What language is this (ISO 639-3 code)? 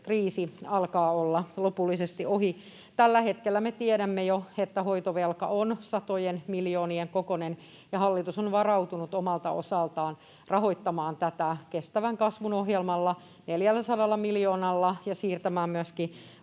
fin